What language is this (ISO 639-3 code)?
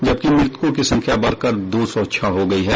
hin